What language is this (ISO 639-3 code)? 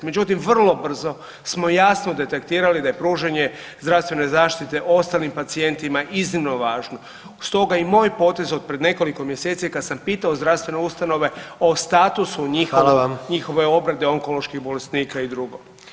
hrv